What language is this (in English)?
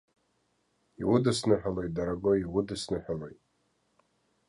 Abkhazian